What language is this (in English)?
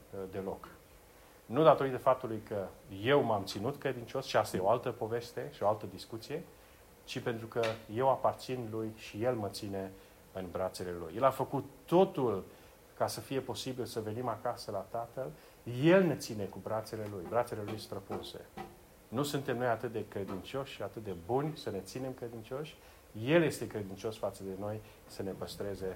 Romanian